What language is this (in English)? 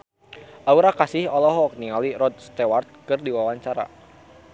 Sundanese